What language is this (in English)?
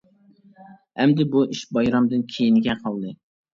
Uyghur